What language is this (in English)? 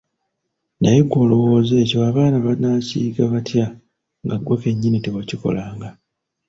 Ganda